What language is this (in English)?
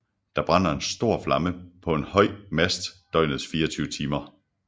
Danish